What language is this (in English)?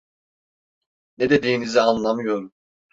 Turkish